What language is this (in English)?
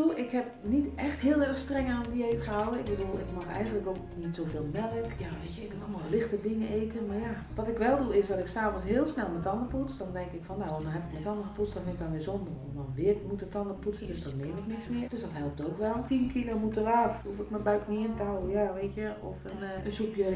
Dutch